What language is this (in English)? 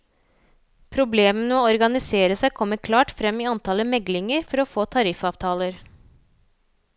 Norwegian